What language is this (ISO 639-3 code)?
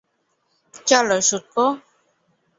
ben